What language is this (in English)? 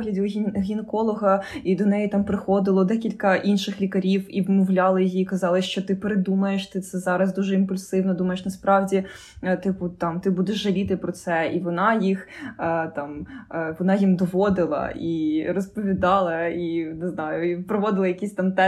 Ukrainian